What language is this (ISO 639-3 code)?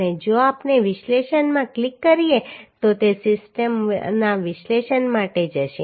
guj